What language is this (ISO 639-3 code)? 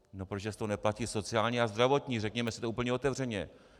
ces